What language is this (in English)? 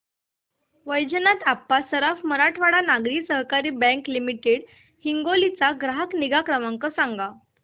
Marathi